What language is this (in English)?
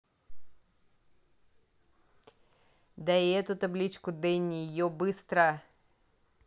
Russian